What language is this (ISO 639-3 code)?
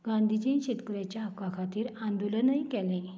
kok